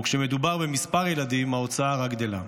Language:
Hebrew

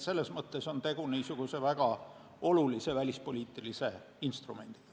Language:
Estonian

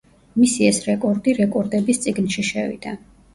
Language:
Georgian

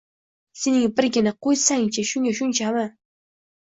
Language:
Uzbek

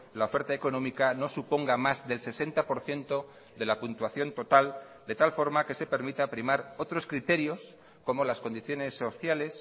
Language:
Spanish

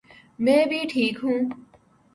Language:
Urdu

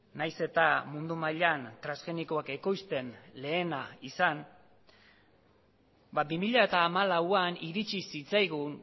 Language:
Basque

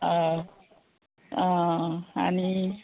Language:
Konkani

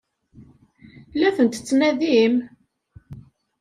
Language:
Kabyle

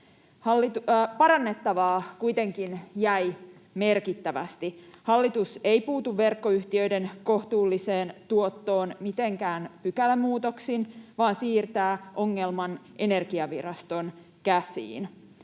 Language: Finnish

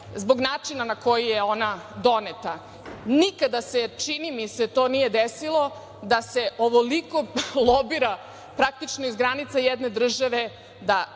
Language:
Serbian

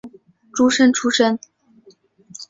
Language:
Chinese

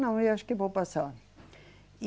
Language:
Portuguese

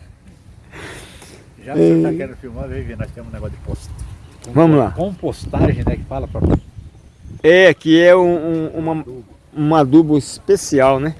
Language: Portuguese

